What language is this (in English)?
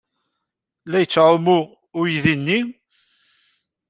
Kabyle